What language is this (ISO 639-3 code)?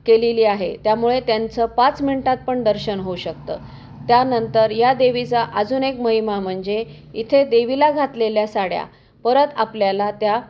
mar